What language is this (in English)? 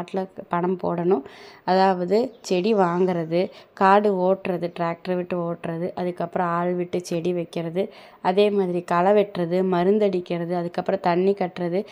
Tamil